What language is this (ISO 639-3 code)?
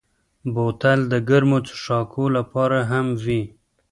pus